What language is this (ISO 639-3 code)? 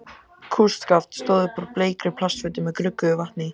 isl